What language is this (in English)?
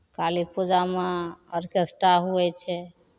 Maithili